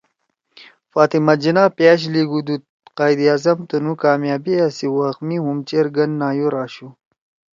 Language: Torwali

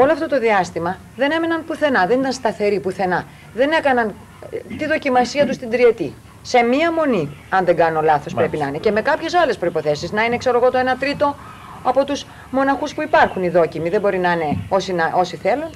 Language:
Greek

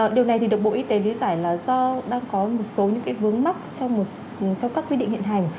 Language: Vietnamese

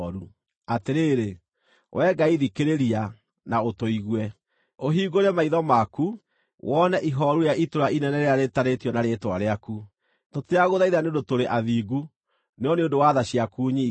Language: Kikuyu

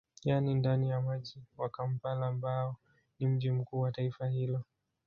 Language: Swahili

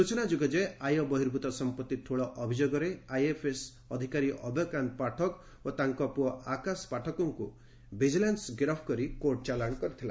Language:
Odia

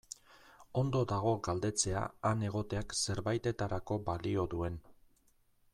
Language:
Basque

